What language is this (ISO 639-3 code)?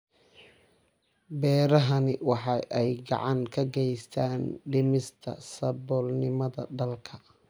som